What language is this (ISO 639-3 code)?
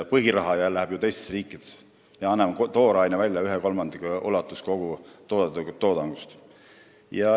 est